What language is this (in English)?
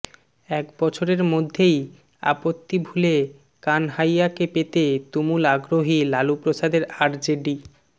Bangla